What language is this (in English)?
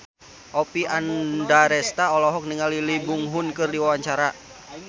Sundanese